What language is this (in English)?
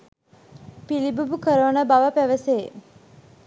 Sinhala